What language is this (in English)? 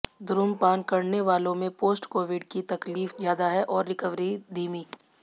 Hindi